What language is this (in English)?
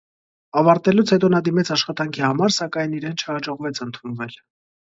Armenian